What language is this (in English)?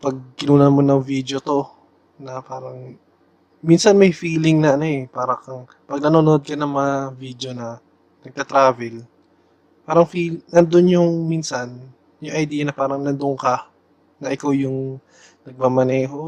Filipino